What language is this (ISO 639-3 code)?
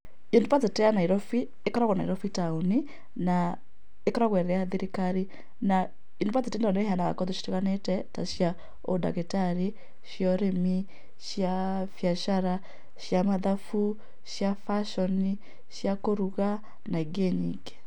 kik